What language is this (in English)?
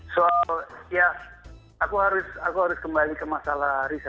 Indonesian